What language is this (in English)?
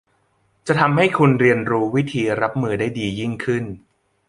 Thai